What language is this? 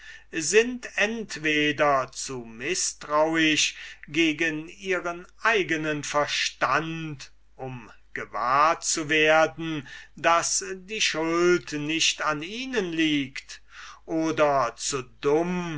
German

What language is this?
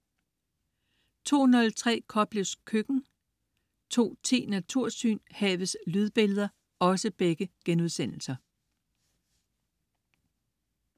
Danish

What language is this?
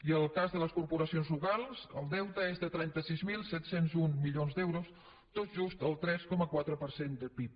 Catalan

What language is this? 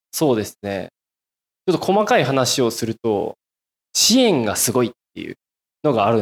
Japanese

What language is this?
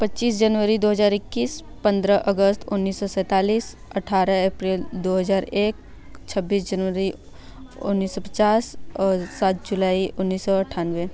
Hindi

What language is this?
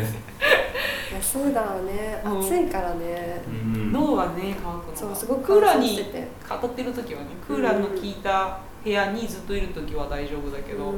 Japanese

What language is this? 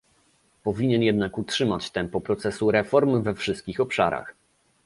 Polish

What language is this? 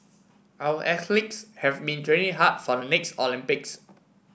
English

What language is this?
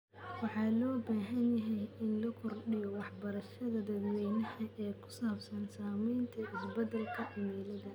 Somali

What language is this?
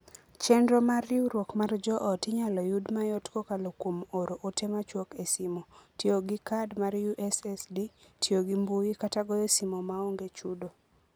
Luo (Kenya and Tanzania)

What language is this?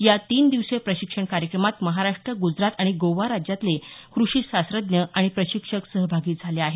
Marathi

